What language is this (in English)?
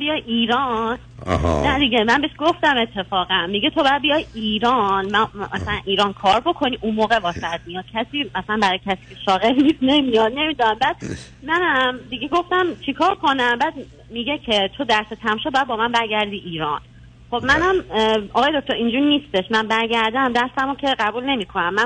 Persian